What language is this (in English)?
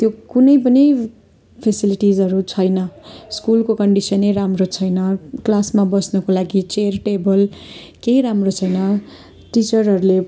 Nepali